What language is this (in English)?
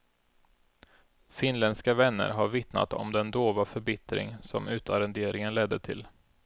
Swedish